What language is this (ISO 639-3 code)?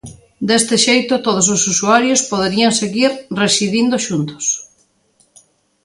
glg